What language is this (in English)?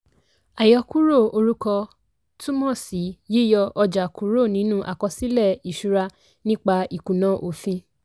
Yoruba